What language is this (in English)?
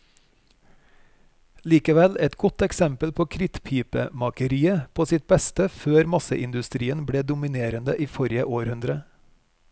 Norwegian